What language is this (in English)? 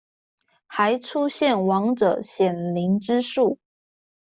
Chinese